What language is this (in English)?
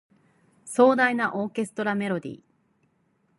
Japanese